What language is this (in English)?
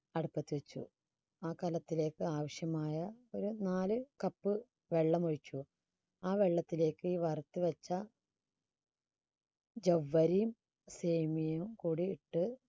Malayalam